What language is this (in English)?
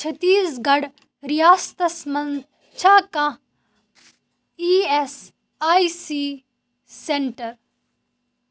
Kashmiri